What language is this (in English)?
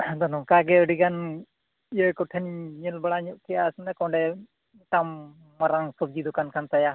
Santali